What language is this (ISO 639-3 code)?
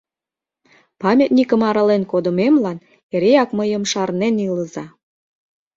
chm